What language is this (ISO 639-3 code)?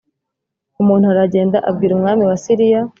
kin